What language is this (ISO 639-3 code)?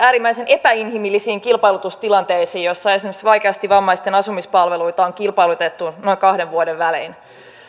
fin